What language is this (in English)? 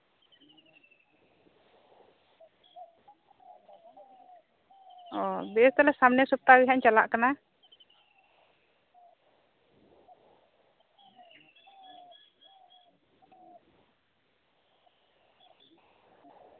Santali